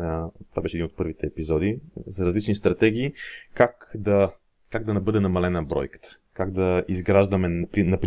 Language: Bulgarian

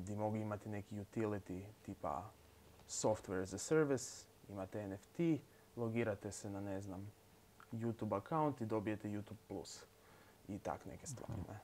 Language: Croatian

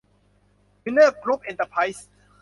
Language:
Thai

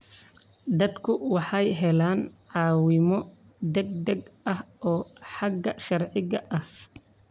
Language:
Somali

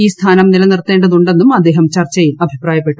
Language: Malayalam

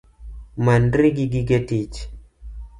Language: Luo (Kenya and Tanzania)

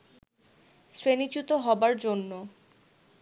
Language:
Bangla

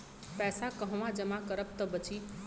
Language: Bhojpuri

